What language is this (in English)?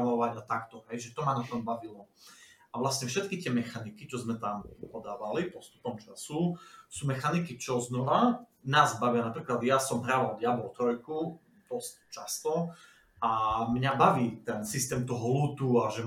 Slovak